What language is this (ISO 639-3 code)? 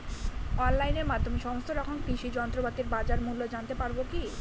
ben